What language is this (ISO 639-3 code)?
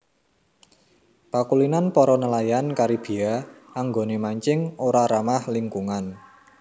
jav